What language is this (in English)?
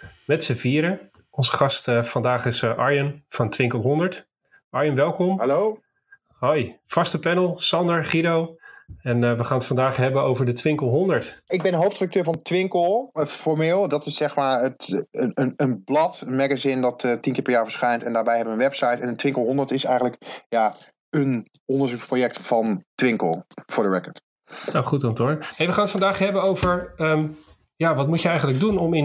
Dutch